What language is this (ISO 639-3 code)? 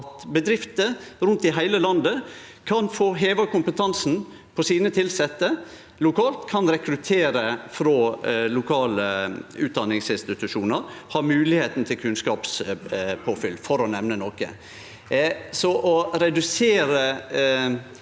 nor